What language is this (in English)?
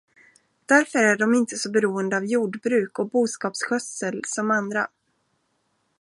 Swedish